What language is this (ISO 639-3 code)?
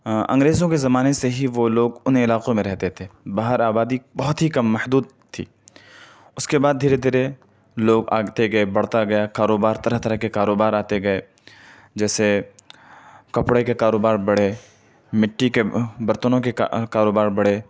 urd